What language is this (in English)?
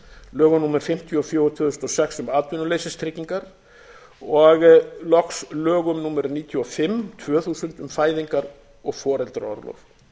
Icelandic